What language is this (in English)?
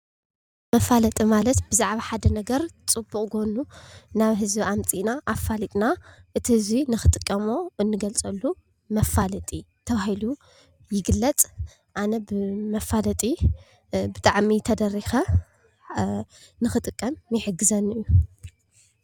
Tigrinya